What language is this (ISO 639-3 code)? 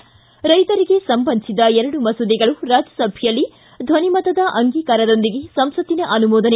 kan